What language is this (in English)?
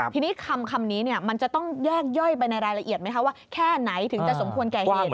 Thai